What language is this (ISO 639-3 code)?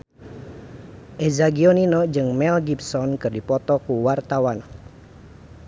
sun